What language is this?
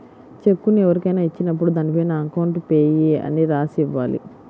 Telugu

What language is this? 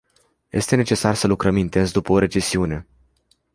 Romanian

